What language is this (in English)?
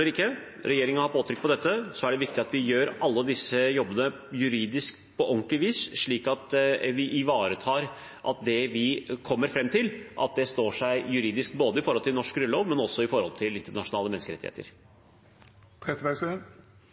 Norwegian Bokmål